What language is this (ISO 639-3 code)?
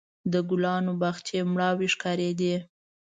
pus